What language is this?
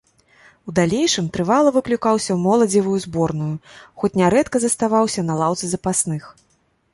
Belarusian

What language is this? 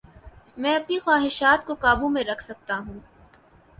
Urdu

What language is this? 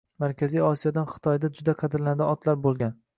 Uzbek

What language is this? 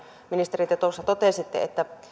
Finnish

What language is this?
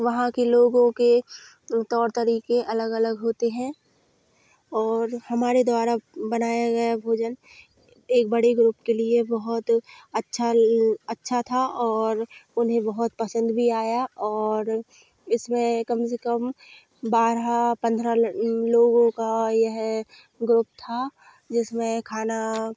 Hindi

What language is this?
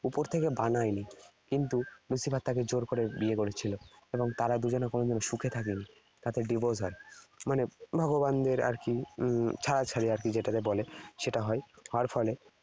Bangla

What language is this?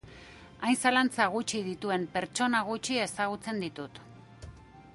Basque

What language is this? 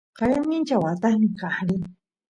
Santiago del Estero Quichua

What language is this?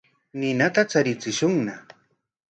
Corongo Ancash Quechua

